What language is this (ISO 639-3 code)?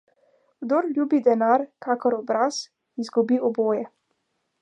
slv